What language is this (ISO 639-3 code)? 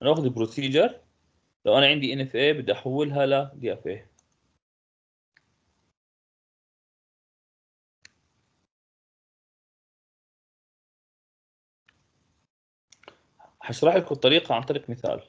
ara